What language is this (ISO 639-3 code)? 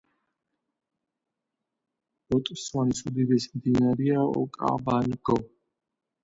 kat